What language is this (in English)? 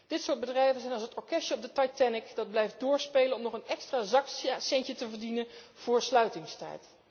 Dutch